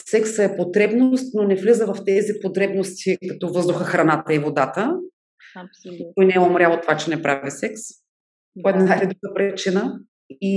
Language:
Bulgarian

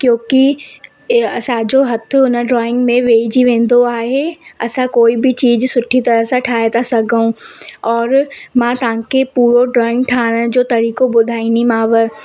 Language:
Sindhi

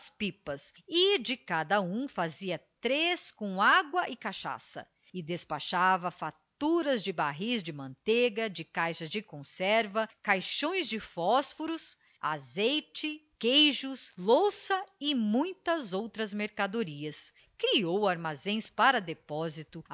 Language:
Portuguese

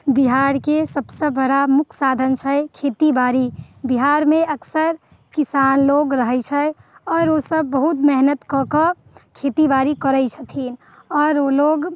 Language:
Maithili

